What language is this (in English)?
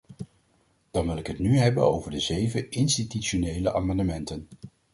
Dutch